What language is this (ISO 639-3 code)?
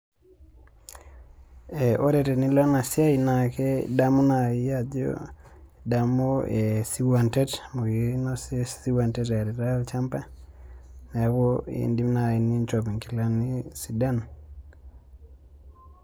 mas